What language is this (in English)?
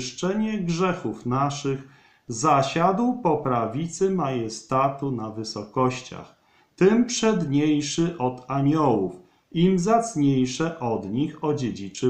Polish